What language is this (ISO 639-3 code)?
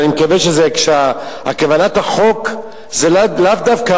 heb